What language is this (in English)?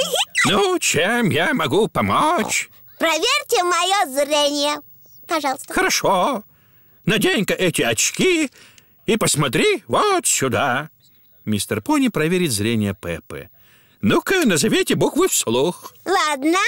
Russian